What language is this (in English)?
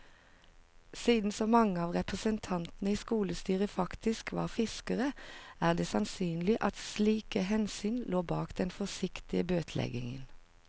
Norwegian